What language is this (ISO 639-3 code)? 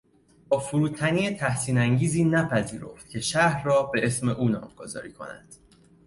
fas